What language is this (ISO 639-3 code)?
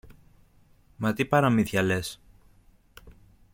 ell